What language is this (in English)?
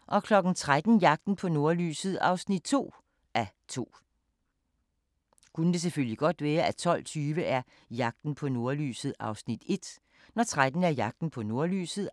Danish